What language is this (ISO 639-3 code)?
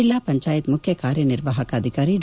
kan